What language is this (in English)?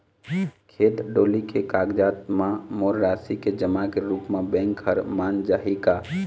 Chhattisgarhi